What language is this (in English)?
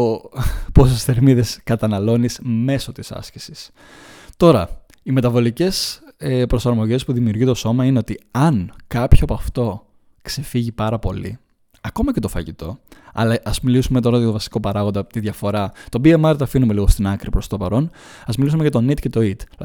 Greek